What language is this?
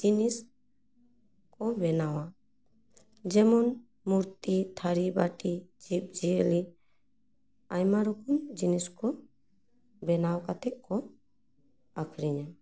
Santali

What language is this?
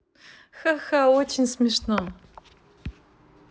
Russian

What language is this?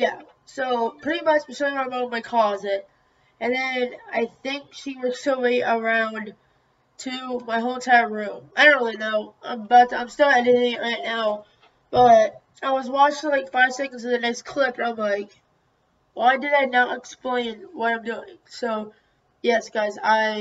English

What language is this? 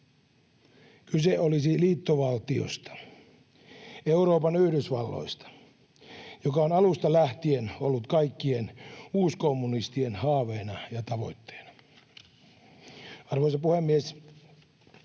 Finnish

